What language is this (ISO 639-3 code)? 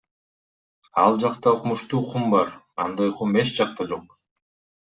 kir